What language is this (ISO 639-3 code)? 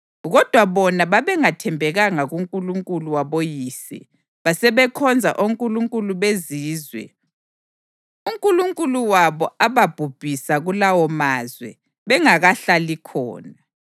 nde